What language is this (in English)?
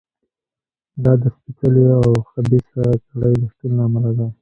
Pashto